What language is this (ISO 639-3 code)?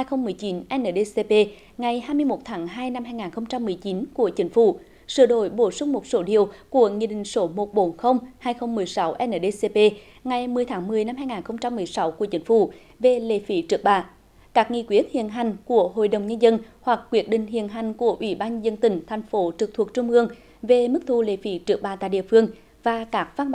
vie